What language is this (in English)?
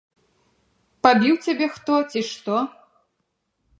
Belarusian